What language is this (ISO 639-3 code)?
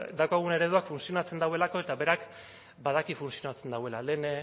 eus